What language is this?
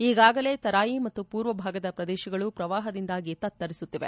Kannada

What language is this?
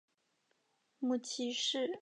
Chinese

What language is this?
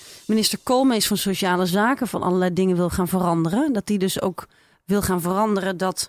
Dutch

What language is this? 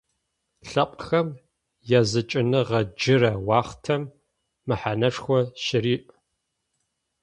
Adyghe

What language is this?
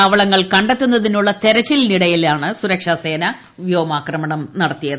Malayalam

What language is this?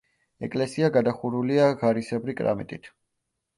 Georgian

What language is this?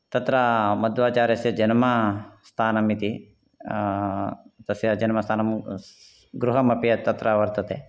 Sanskrit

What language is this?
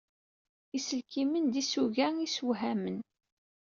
Kabyle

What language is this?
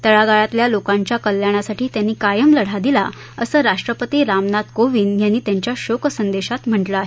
Marathi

